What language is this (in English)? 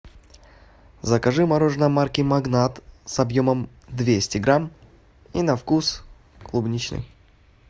Russian